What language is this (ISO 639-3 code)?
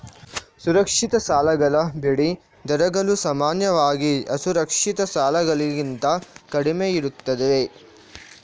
kan